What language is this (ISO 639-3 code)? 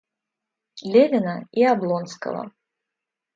rus